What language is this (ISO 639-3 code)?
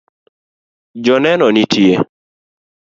luo